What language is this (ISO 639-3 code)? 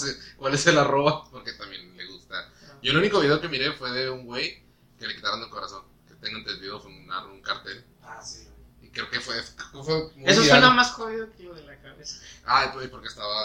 spa